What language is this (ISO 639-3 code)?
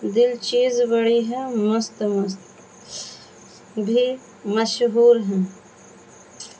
urd